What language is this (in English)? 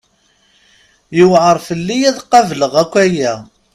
Kabyle